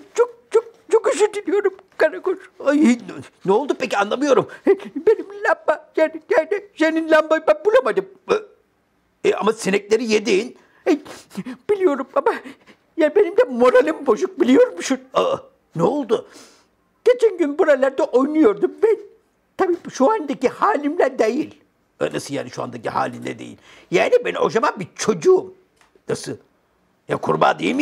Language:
Turkish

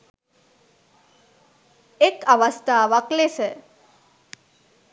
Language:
Sinhala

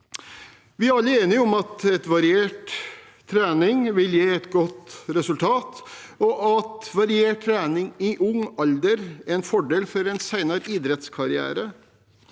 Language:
Norwegian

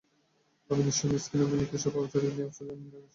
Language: Bangla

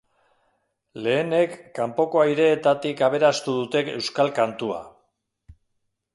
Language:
Basque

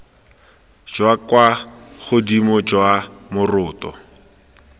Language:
Tswana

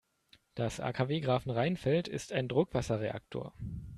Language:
German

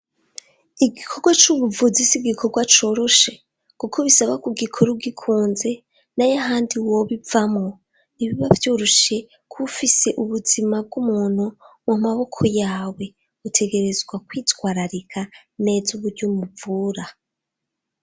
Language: Rundi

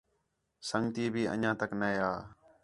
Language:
Khetrani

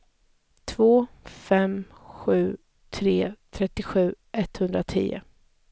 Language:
Swedish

